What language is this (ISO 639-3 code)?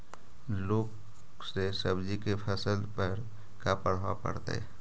mag